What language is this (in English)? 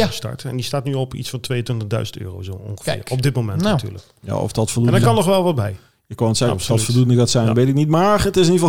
Dutch